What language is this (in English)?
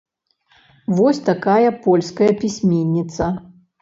Belarusian